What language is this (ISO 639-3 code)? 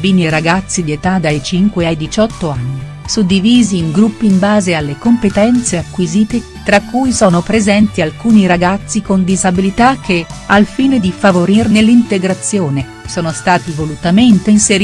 ita